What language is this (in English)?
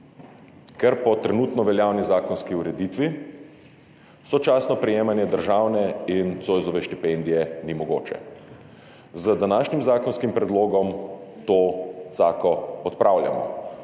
Slovenian